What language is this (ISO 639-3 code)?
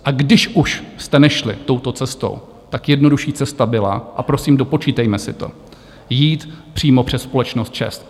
ces